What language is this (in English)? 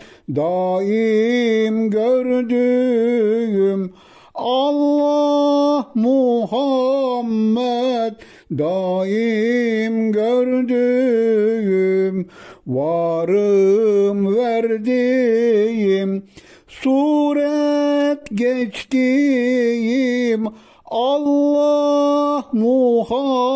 Turkish